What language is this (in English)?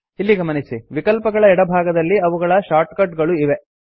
Kannada